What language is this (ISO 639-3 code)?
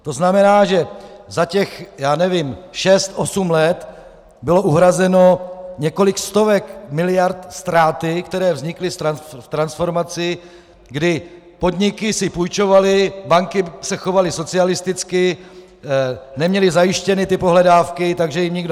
ces